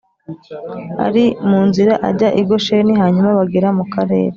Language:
Kinyarwanda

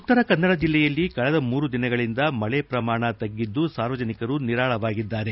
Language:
Kannada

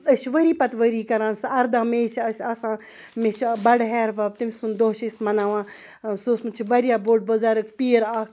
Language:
Kashmiri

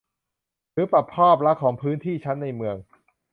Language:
Thai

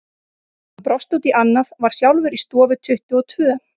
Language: Icelandic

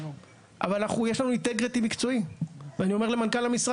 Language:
Hebrew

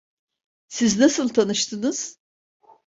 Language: Turkish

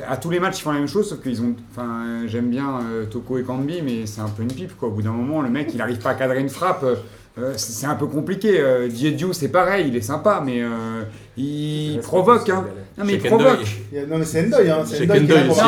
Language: French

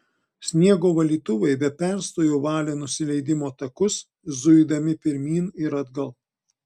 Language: Lithuanian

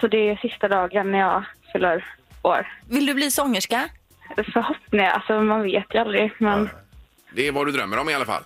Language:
Swedish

